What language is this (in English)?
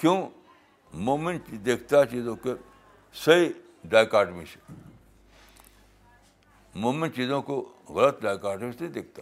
Urdu